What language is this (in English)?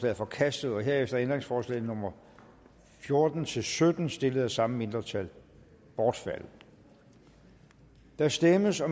Danish